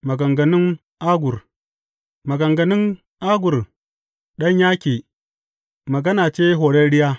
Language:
Hausa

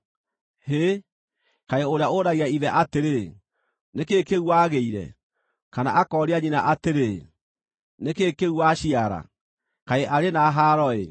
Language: Kikuyu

